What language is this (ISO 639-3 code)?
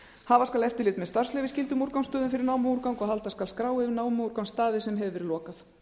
isl